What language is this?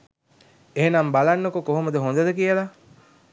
Sinhala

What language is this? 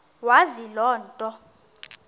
Xhosa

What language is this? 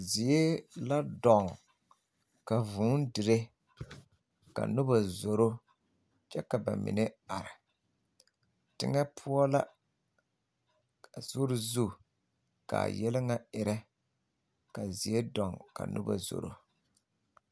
Southern Dagaare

